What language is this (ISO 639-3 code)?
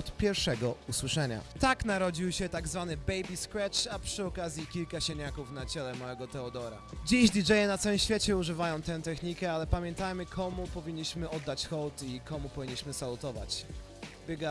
pol